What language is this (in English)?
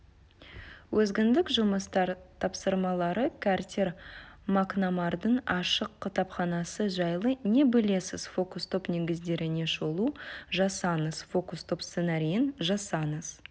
Kazakh